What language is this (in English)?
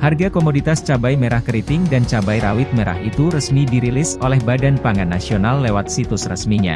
Indonesian